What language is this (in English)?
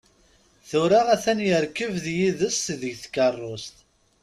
Kabyle